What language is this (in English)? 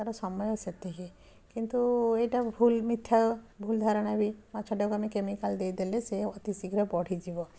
Odia